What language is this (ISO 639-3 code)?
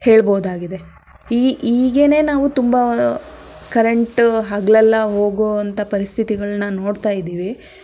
kan